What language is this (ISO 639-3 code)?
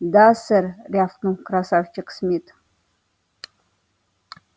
rus